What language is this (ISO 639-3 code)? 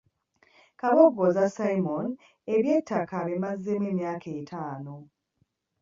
lug